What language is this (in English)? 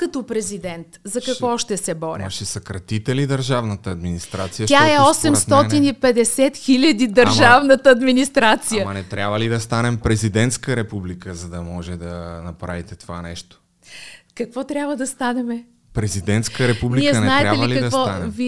Bulgarian